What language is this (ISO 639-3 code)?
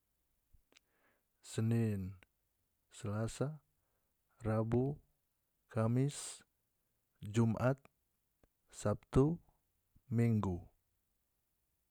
max